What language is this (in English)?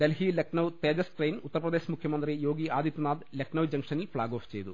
Malayalam